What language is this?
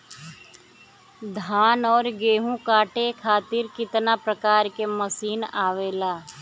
Bhojpuri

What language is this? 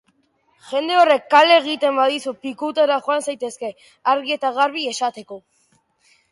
Basque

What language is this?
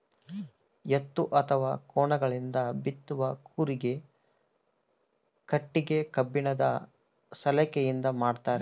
Kannada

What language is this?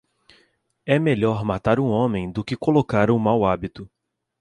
Portuguese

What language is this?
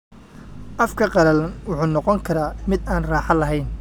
Somali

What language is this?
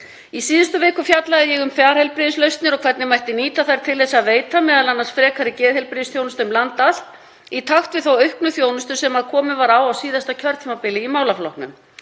Icelandic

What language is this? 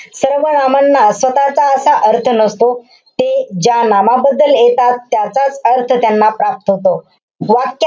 Marathi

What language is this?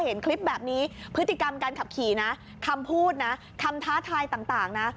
Thai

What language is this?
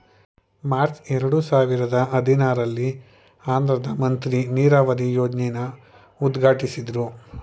Kannada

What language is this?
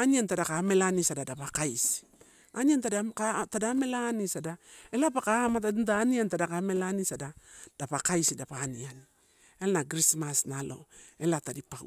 Torau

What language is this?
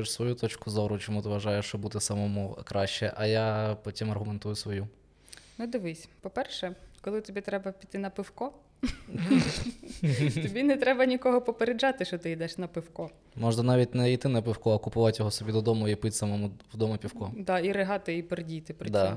Ukrainian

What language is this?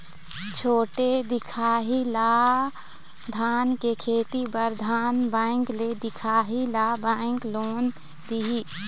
Chhattisgarhi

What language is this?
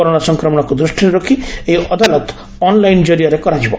Odia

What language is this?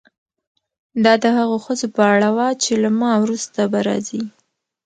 Pashto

